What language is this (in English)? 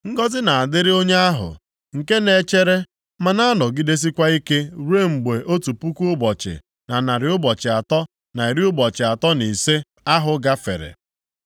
Igbo